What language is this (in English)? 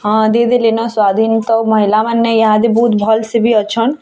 Odia